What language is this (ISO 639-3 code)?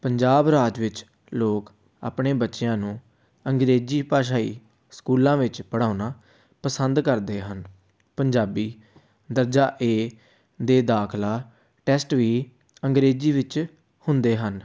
pan